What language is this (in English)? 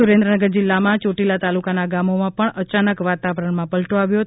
Gujarati